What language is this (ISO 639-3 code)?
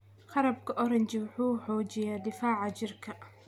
som